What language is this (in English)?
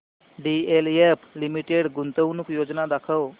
Marathi